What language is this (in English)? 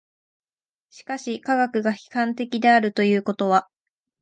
Japanese